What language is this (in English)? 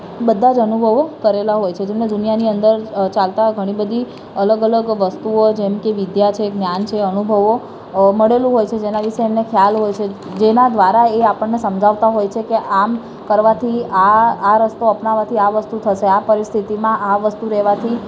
Gujarati